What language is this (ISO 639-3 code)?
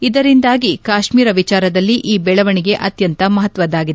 kan